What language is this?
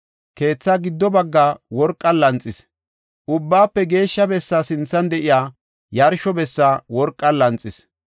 Gofa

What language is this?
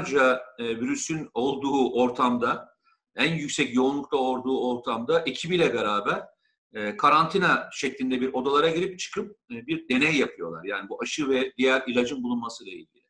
Turkish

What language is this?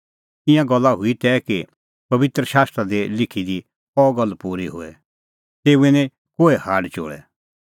Kullu Pahari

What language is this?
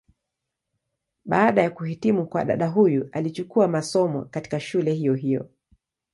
Swahili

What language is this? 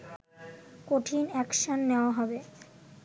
Bangla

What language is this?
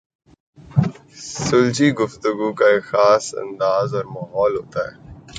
Urdu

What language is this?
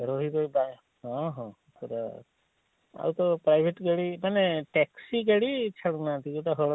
Odia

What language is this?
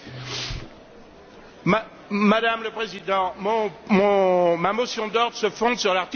French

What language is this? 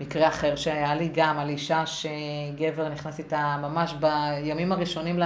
Hebrew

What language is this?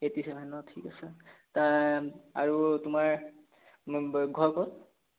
Assamese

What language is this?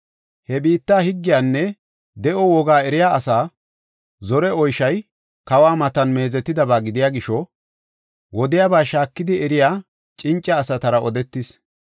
Gofa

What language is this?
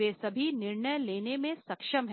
Hindi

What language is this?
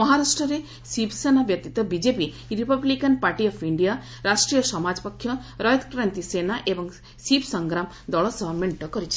Odia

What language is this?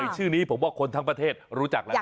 Thai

